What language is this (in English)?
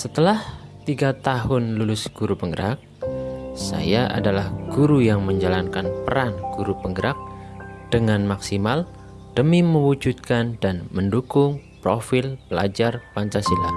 Indonesian